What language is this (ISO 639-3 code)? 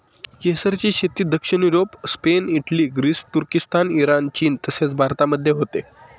mar